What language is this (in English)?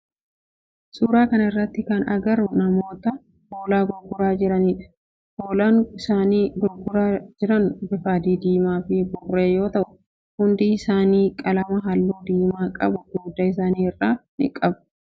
Oromo